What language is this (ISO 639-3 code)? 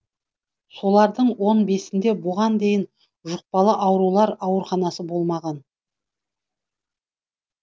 kaz